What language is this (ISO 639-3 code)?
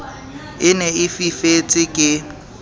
sot